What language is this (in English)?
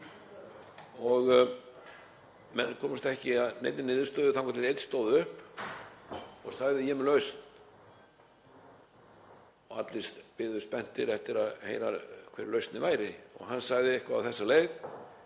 Icelandic